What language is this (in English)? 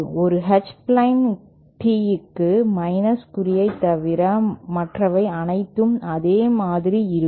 Tamil